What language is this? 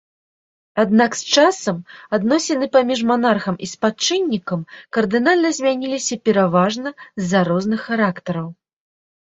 Belarusian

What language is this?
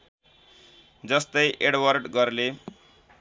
Nepali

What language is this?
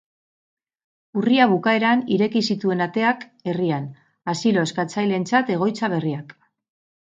Basque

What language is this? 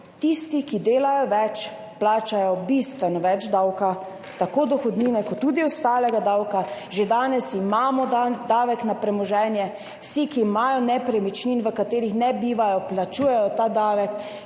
Slovenian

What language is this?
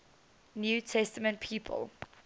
English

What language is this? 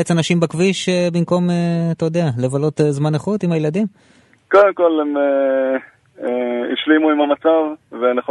Hebrew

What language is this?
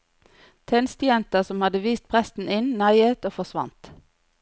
Norwegian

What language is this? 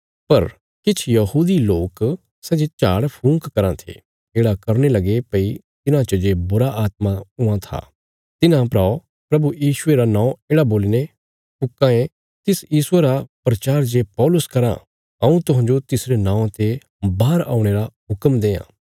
Bilaspuri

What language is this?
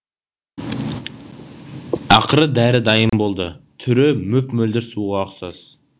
Kazakh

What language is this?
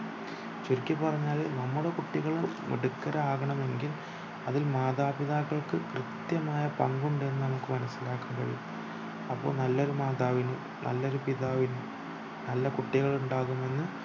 Malayalam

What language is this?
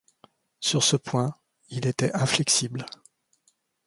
French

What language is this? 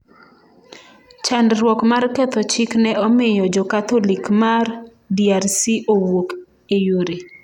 Luo (Kenya and Tanzania)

